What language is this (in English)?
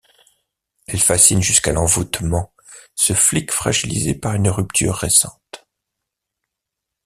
French